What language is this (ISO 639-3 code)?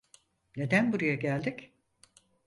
tur